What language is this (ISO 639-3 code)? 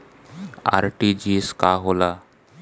bho